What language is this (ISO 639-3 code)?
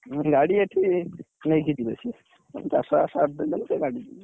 ori